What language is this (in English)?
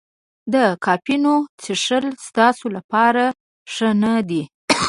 Pashto